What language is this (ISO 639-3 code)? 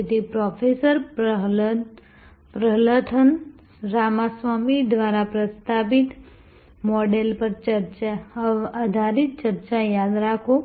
guj